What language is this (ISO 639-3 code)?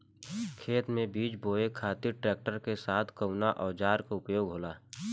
bho